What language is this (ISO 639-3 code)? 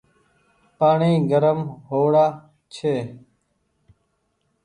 gig